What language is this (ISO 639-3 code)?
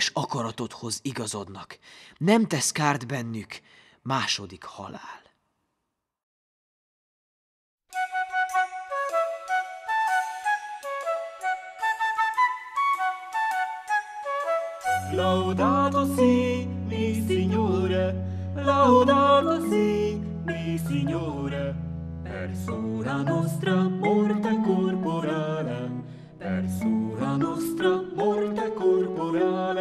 hun